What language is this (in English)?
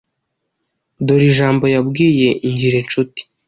Kinyarwanda